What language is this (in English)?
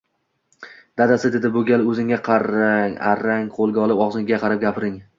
Uzbek